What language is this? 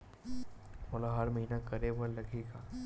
Chhattisgarhi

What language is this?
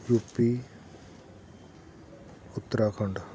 Punjabi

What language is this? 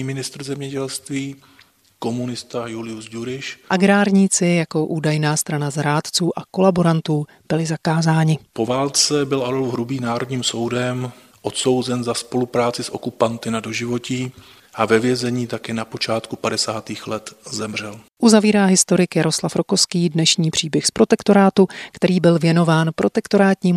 Czech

